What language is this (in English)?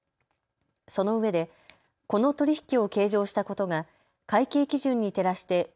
Japanese